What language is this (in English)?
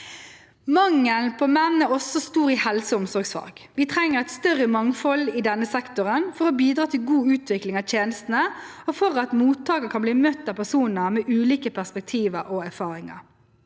Norwegian